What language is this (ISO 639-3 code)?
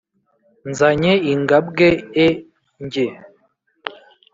kin